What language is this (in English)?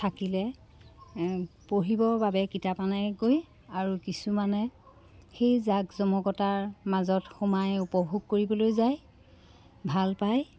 Assamese